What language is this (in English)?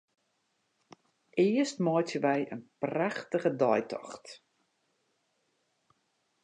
Western Frisian